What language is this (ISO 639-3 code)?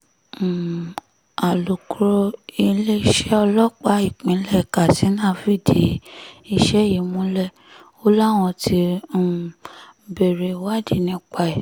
yor